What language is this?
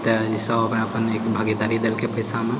Maithili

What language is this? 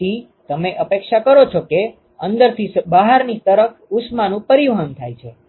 Gujarati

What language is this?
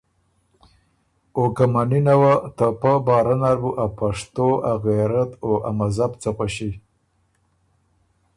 Ormuri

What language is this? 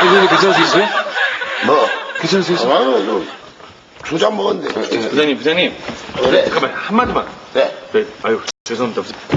Korean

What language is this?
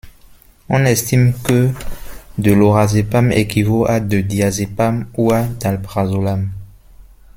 French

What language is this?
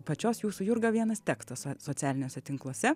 Lithuanian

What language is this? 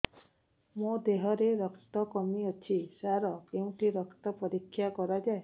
Odia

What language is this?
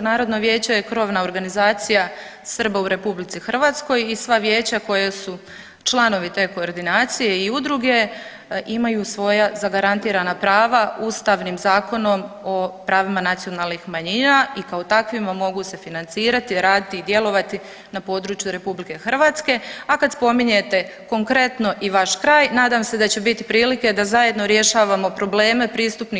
Croatian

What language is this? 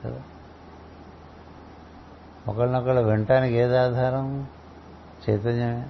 Telugu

